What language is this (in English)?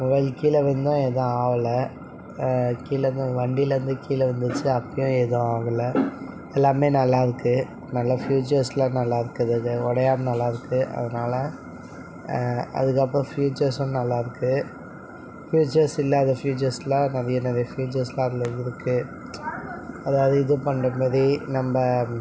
Tamil